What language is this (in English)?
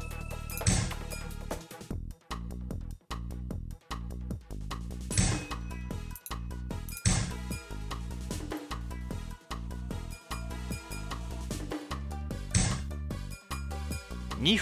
Japanese